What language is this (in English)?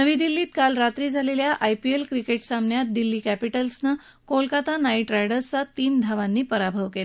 Marathi